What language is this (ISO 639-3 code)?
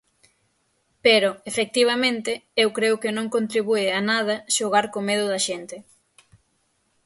glg